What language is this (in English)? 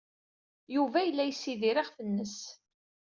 Kabyle